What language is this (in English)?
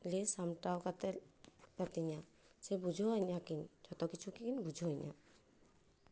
Santali